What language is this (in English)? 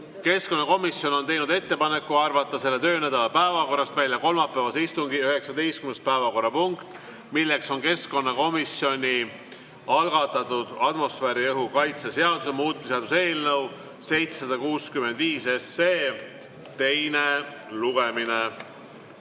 Estonian